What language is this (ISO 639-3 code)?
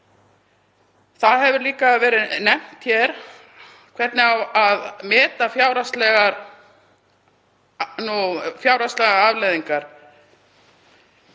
isl